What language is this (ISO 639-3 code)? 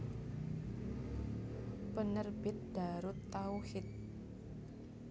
jav